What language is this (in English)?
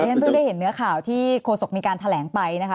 Thai